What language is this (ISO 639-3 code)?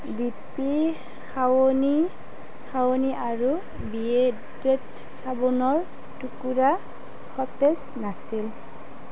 asm